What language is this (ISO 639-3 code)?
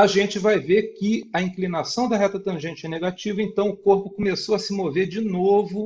por